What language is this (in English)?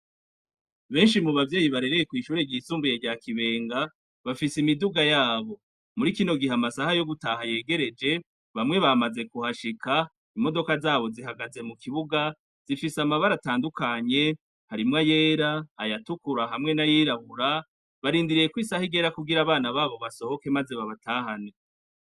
Rundi